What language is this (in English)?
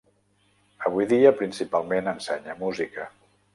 Catalan